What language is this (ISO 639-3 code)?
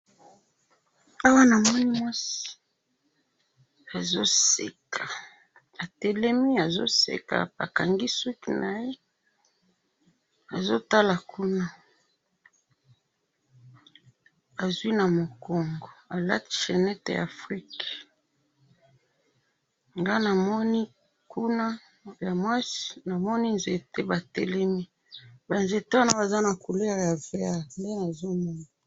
lin